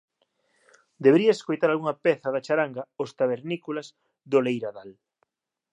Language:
Galician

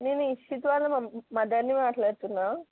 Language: Telugu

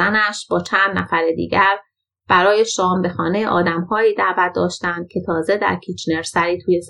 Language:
Persian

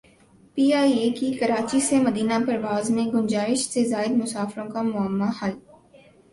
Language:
Urdu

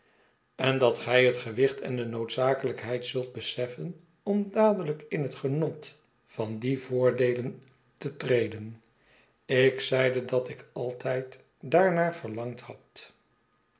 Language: Dutch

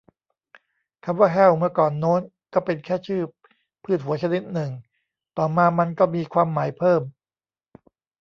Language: Thai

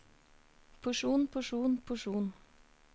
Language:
Norwegian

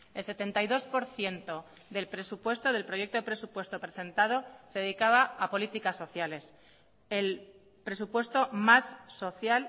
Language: Spanish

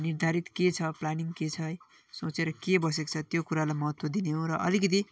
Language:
Nepali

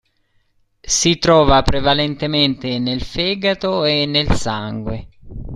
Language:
Italian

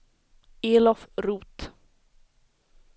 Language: Swedish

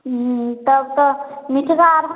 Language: Maithili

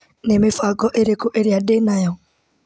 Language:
Kikuyu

